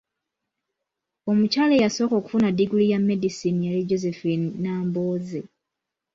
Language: Ganda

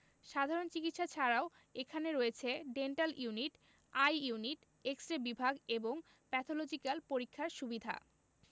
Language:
Bangla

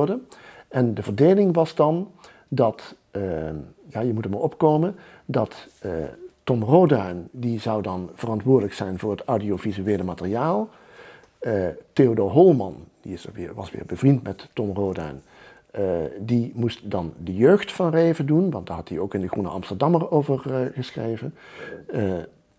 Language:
Dutch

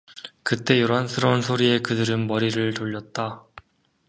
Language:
Korean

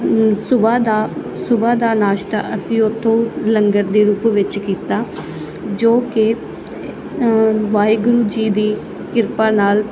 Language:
Punjabi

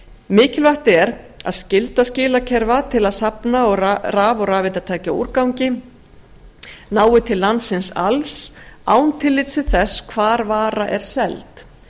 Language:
Icelandic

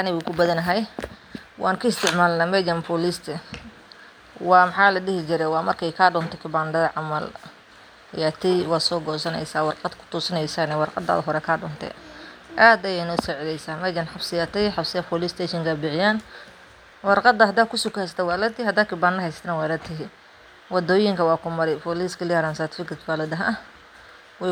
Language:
Somali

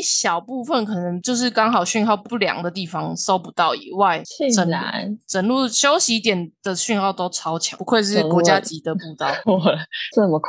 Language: Chinese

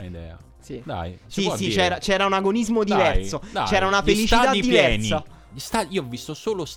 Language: Italian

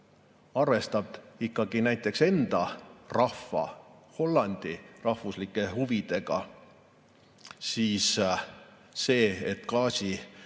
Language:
Estonian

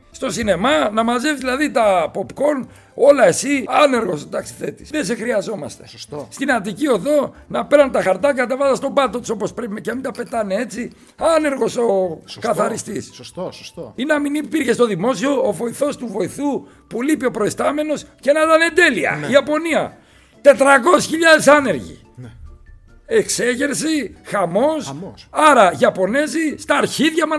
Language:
Greek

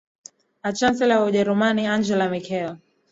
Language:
Swahili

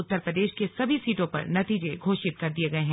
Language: Hindi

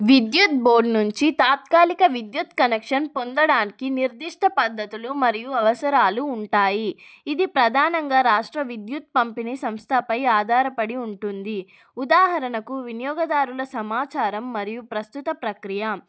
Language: Telugu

